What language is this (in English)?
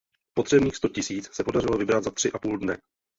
Czech